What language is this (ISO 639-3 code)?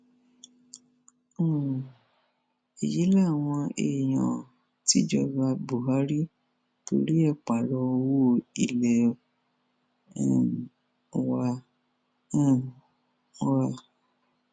yor